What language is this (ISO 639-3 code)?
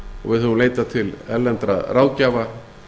isl